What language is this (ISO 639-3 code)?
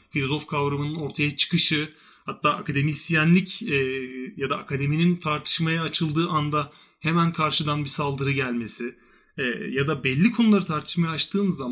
tur